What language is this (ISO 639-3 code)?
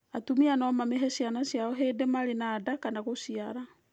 kik